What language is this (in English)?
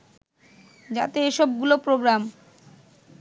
Bangla